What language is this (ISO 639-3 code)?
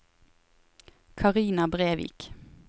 nor